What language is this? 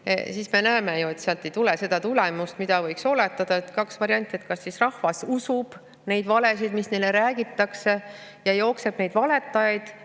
Estonian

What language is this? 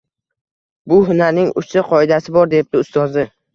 Uzbek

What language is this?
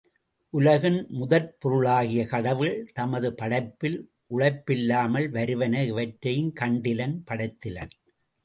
Tamil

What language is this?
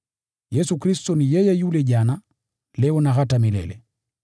Swahili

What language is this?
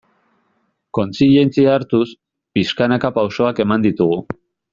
Basque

